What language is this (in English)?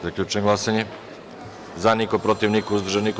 Serbian